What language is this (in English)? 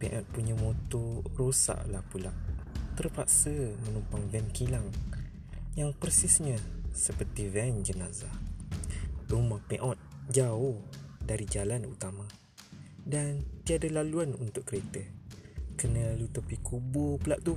Malay